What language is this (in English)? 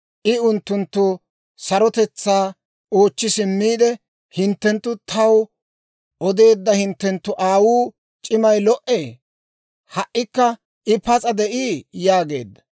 Dawro